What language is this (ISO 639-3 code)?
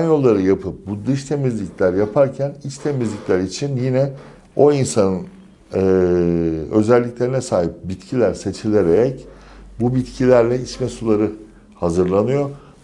tur